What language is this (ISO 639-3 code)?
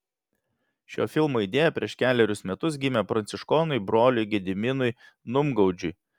lit